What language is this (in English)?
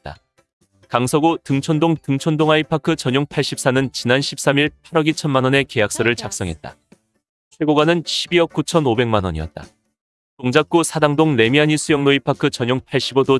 Korean